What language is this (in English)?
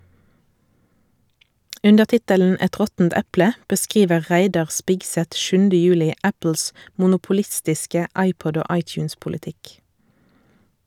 Norwegian